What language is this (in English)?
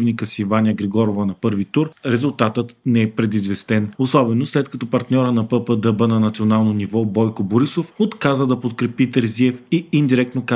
Bulgarian